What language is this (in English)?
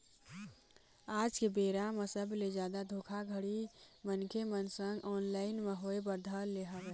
Chhattisgarhi